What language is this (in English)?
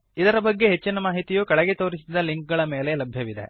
Kannada